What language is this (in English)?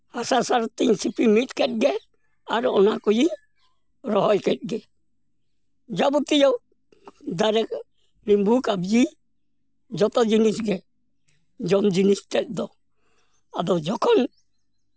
Santali